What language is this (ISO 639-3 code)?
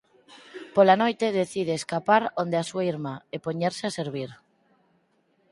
glg